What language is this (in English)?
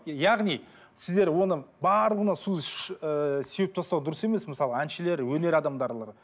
Kazakh